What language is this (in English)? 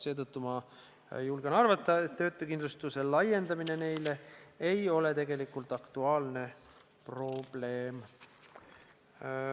Estonian